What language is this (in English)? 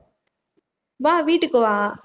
Tamil